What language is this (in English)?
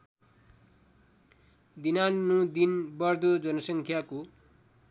Nepali